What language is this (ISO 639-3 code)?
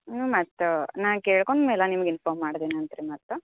kan